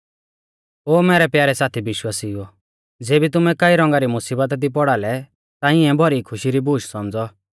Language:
Mahasu Pahari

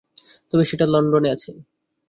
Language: Bangla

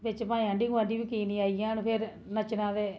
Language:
Dogri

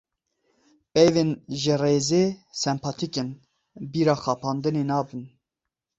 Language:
Kurdish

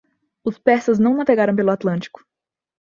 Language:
Portuguese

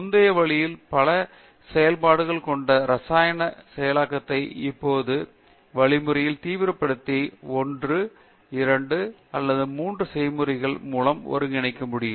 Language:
Tamil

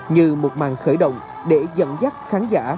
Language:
Vietnamese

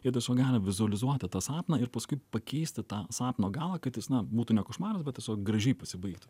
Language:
Lithuanian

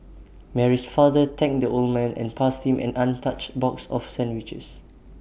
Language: English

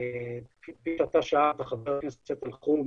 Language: Hebrew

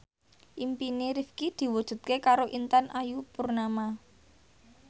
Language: Javanese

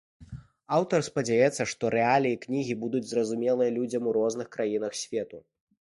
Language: Belarusian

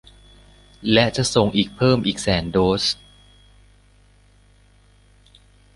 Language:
Thai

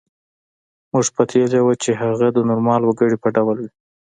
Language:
Pashto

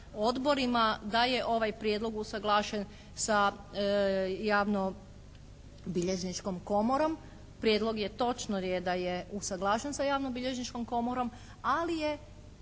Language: Croatian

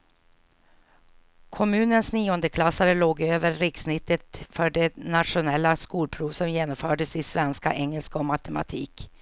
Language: Swedish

